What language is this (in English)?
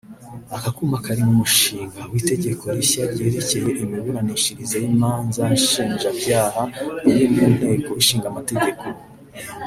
Kinyarwanda